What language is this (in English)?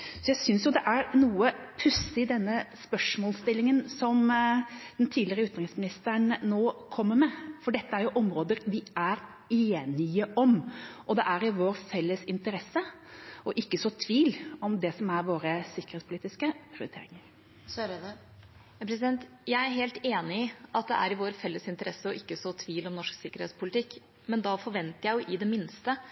Norwegian